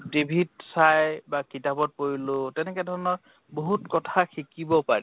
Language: Assamese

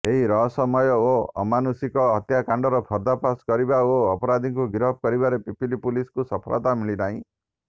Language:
Odia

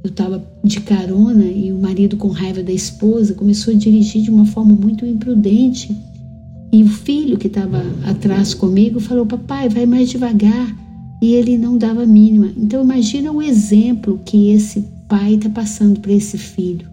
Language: Portuguese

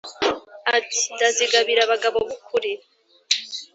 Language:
Kinyarwanda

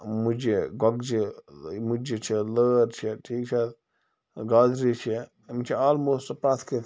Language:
Kashmiri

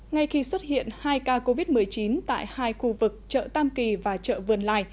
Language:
Vietnamese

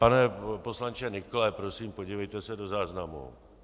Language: Czech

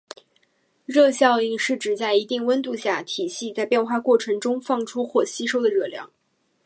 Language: Chinese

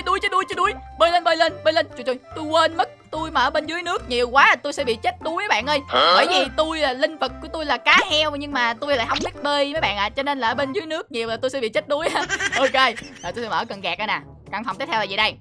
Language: Vietnamese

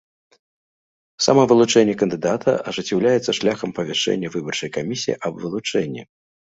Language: Belarusian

